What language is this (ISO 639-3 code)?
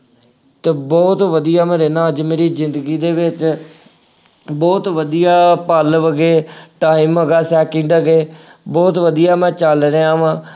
pan